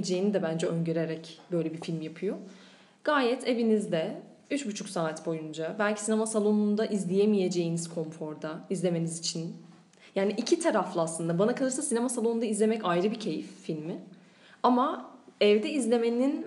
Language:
Turkish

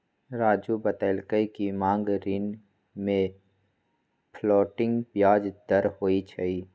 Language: Magahi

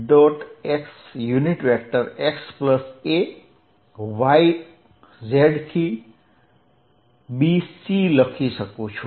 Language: Gujarati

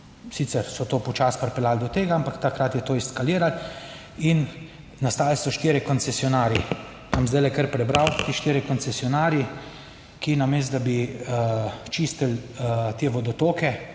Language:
Slovenian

